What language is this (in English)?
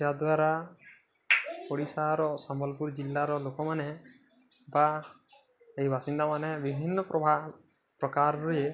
Odia